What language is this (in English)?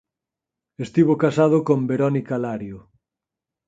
Galician